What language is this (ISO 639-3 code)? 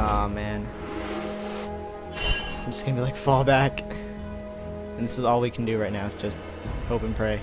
eng